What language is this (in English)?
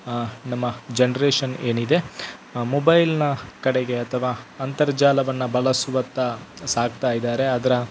Kannada